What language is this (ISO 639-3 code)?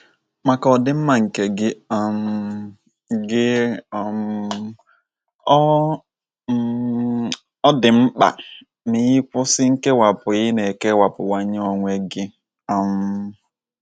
ibo